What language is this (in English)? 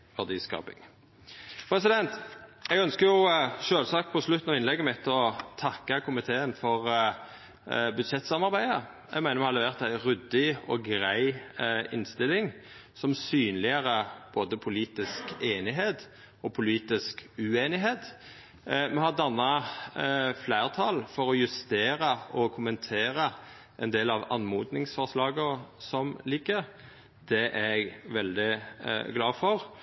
Norwegian Nynorsk